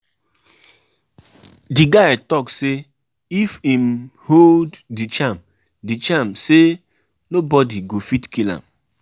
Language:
Nigerian Pidgin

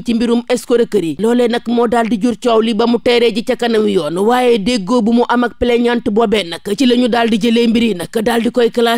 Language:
French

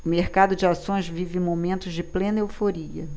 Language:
Portuguese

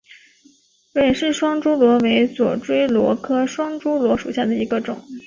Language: Chinese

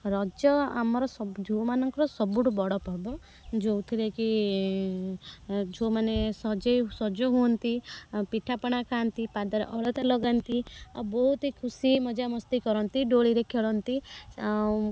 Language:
Odia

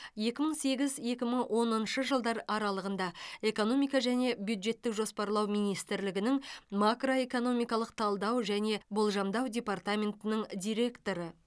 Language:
Kazakh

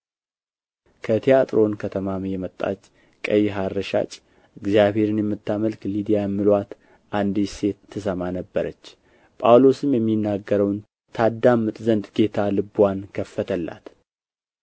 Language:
Amharic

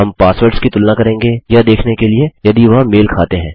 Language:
Hindi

